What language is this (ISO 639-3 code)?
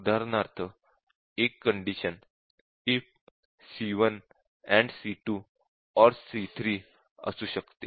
mar